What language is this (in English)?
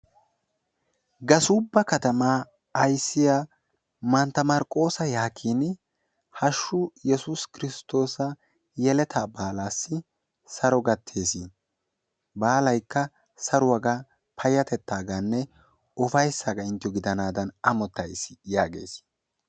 Wolaytta